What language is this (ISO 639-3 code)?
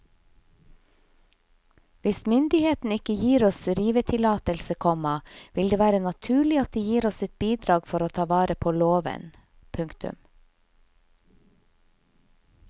nor